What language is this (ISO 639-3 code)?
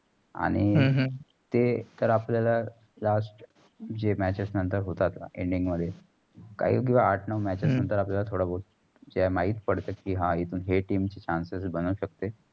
mar